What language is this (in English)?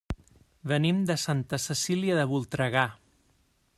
Catalan